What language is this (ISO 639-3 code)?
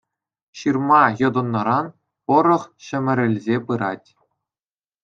chv